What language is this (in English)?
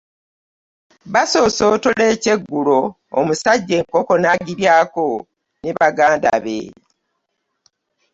Ganda